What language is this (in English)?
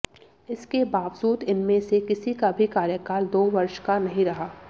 Hindi